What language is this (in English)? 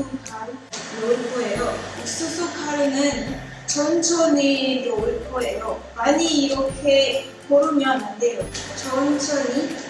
Korean